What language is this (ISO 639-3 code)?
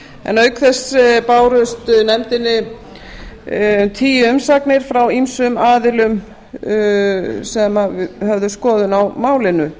isl